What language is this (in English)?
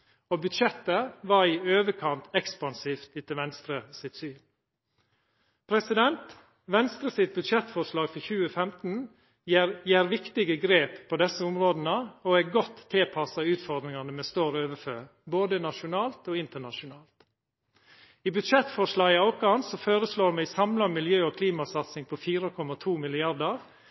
Norwegian Nynorsk